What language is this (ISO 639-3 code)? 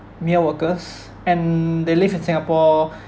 eng